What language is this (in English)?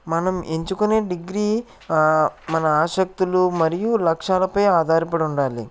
Telugu